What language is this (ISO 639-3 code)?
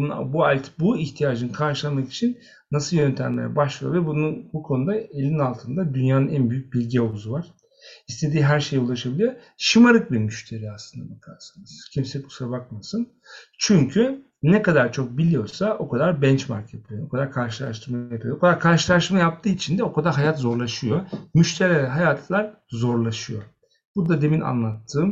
tur